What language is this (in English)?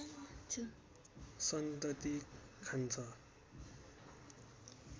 Nepali